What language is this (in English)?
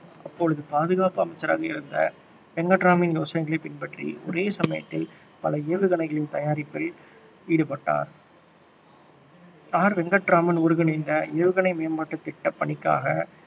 Tamil